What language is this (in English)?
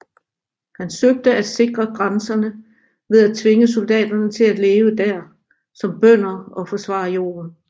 Danish